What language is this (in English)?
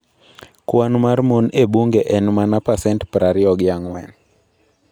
Luo (Kenya and Tanzania)